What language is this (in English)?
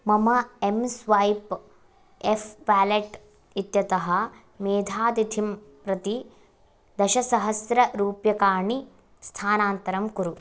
Sanskrit